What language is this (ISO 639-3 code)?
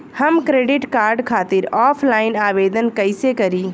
bho